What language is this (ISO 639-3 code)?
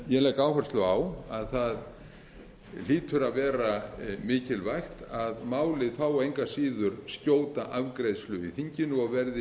isl